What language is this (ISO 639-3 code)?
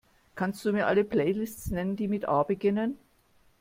deu